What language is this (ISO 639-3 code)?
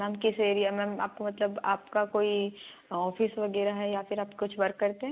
hin